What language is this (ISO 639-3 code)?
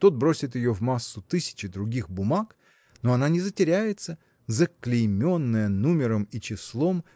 rus